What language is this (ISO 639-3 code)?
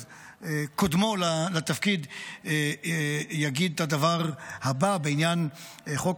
heb